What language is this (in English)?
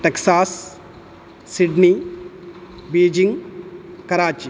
Sanskrit